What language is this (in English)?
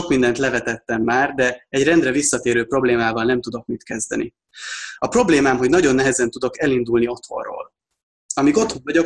Hungarian